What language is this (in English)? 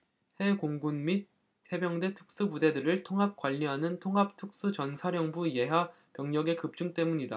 Korean